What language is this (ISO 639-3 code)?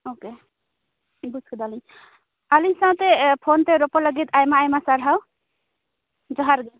sat